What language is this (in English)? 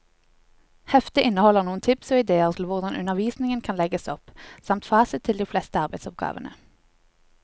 Norwegian